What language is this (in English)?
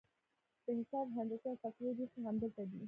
Pashto